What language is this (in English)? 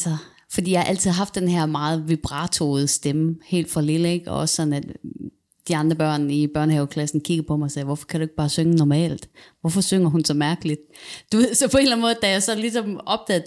Danish